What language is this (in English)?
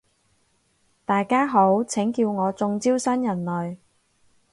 Cantonese